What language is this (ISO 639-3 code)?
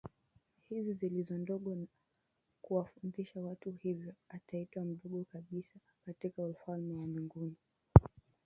swa